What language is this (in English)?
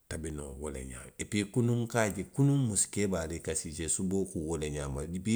Western Maninkakan